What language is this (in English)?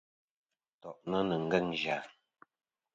Kom